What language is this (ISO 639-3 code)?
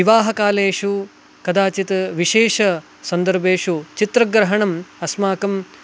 san